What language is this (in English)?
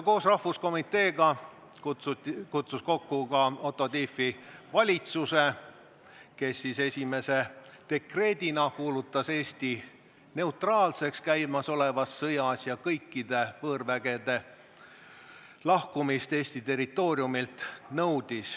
Estonian